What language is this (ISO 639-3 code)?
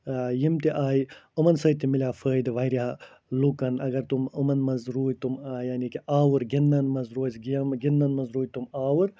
kas